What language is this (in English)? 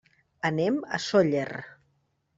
Catalan